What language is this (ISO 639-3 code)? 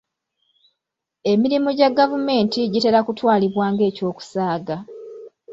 lug